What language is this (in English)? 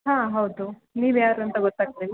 Kannada